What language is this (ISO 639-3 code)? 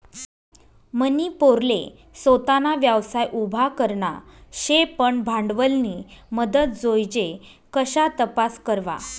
mar